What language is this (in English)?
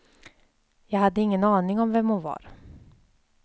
Swedish